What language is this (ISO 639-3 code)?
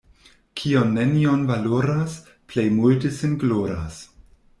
epo